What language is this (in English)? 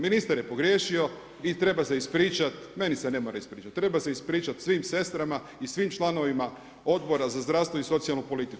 Croatian